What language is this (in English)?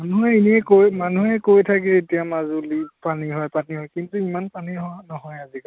Assamese